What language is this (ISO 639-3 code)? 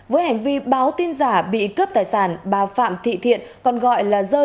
vie